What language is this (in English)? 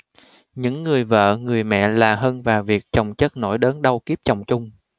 Vietnamese